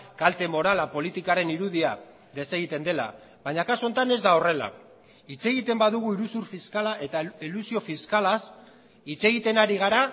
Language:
Basque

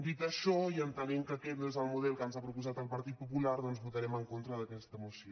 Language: Catalan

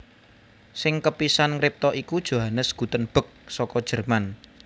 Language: Javanese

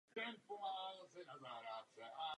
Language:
Czech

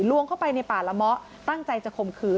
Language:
Thai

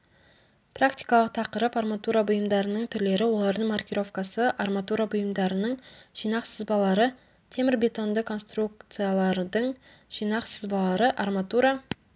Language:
Kazakh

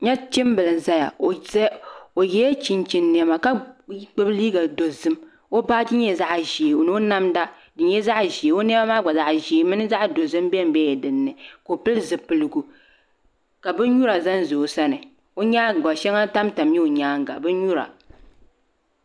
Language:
Dagbani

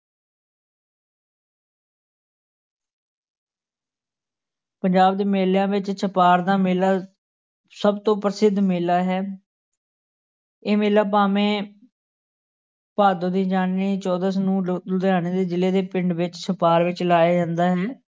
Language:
Punjabi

